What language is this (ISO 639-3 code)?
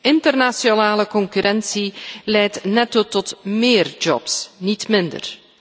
nld